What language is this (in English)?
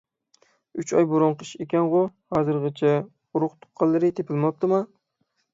Uyghur